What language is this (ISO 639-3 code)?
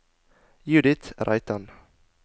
nor